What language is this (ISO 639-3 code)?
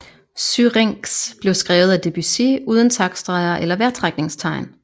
dan